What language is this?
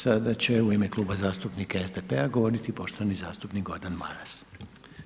Croatian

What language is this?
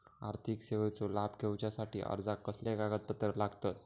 Marathi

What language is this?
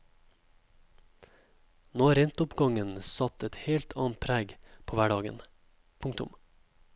Norwegian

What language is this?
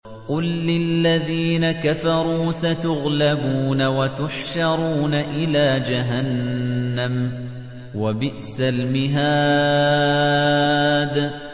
Arabic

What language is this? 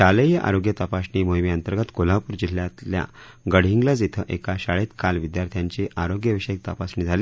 Marathi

